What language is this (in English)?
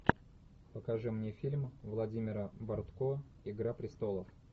Russian